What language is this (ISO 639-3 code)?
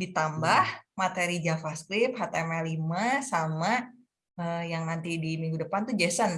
ind